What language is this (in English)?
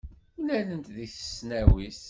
Kabyle